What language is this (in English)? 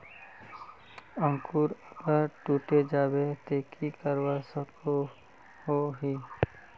Magahi